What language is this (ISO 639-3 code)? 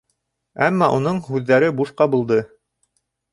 bak